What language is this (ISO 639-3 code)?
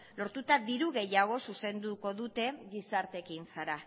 eus